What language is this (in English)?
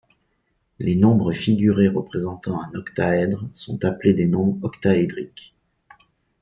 French